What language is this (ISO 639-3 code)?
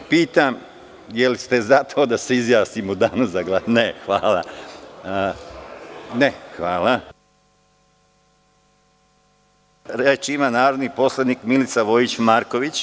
srp